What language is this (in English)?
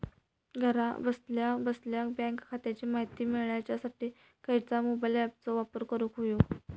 Marathi